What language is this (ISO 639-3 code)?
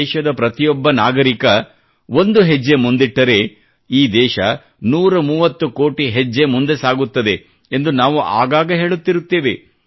kan